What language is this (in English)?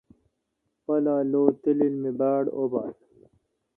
Kalkoti